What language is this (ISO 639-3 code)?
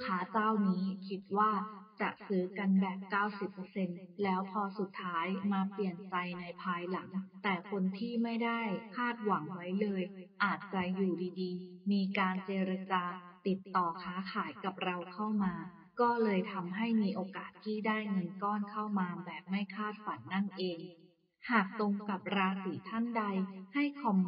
tha